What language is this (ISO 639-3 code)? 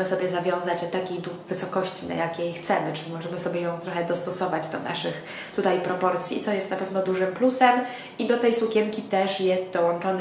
pol